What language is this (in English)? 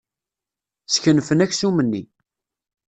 Kabyle